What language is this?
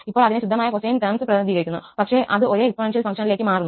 Malayalam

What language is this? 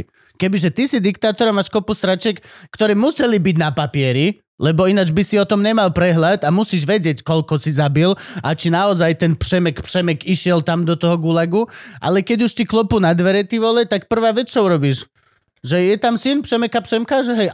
Slovak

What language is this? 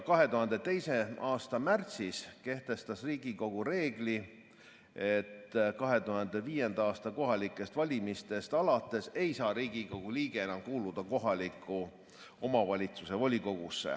Estonian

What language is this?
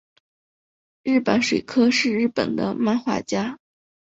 Chinese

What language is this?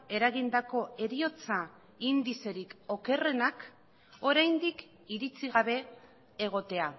Basque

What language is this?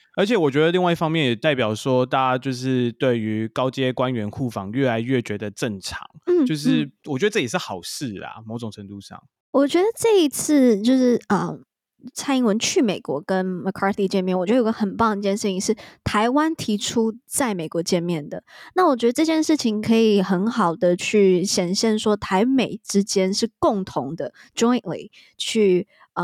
Chinese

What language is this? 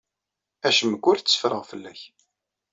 Kabyle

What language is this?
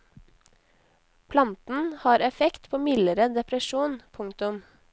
Norwegian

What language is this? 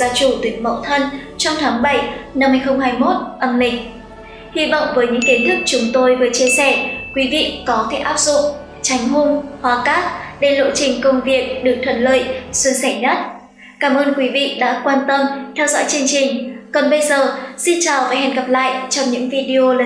Vietnamese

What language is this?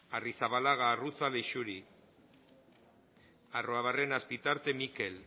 Basque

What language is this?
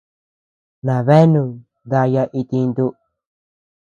Tepeuxila Cuicatec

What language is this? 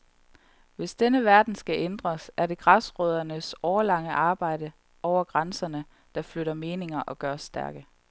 Danish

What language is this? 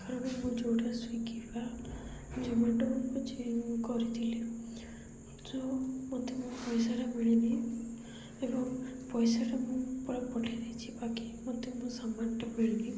Odia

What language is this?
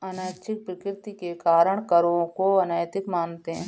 Hindi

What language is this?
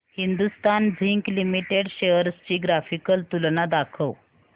Marathi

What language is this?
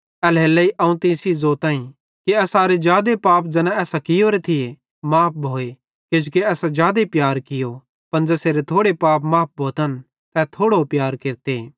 Bhadrawahi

